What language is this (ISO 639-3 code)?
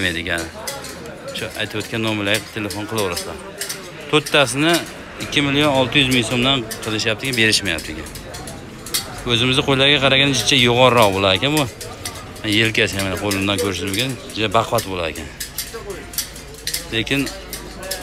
tur